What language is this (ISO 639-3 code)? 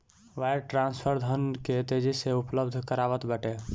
bho